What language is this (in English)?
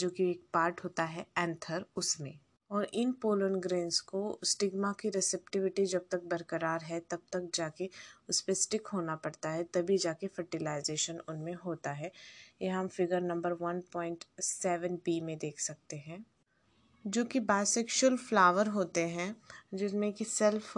Hindi